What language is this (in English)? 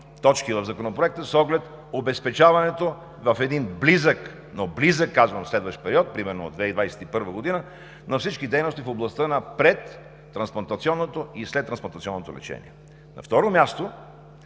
Bulgarian